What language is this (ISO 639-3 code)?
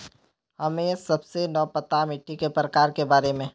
mag